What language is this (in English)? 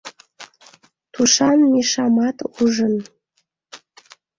Mari